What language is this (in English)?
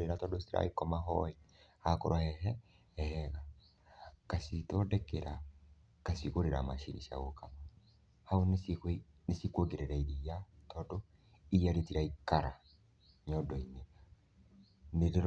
Kikuyu